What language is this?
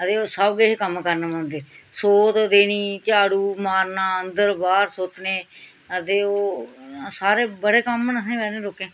Dogri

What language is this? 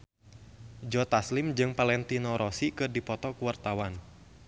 Sundanese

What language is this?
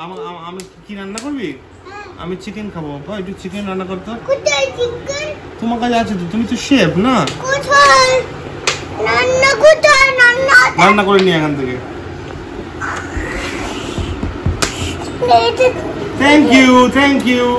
Hindi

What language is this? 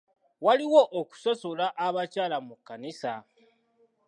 Ganda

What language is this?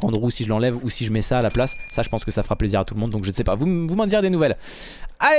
French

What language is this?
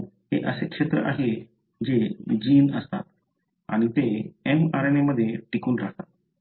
Marathi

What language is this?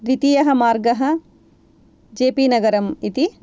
Sanskrit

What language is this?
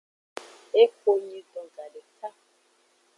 Aja (Benin)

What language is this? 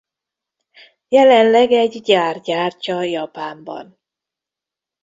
Hungarian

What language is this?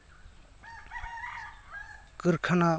Santali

